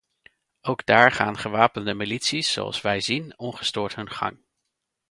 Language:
Dutch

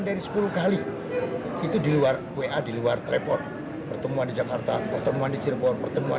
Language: Indonesian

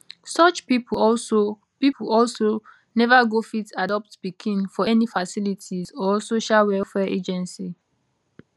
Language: Nigerian Pidgin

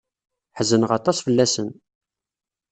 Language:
Kabyle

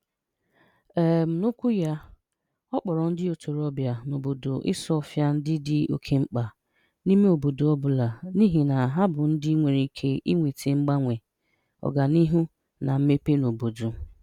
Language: Igbo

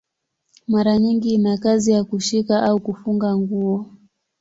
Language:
Swahili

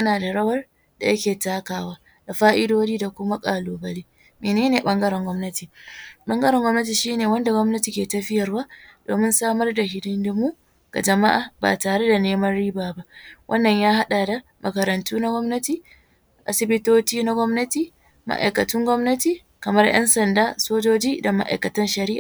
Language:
Hausa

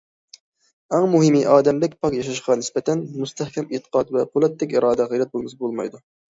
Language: Uyghur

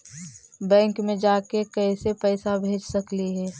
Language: Magahi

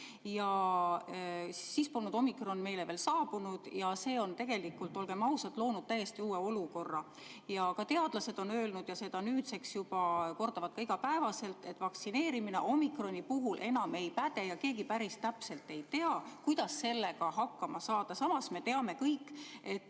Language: Estonian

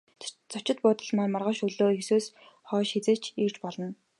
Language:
Mongolian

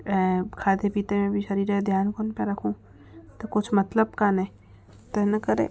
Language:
Sindhi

